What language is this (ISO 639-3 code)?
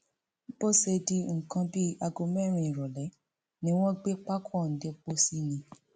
yor